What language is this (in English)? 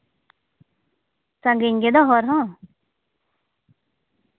Santali